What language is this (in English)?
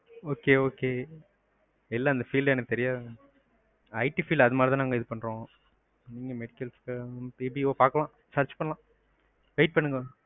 Tamil